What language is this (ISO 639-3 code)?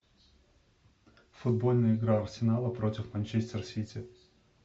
rus